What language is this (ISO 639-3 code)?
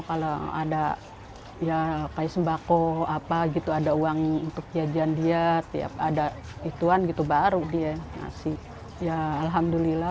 ind